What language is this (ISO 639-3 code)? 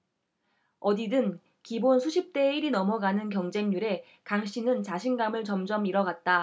kor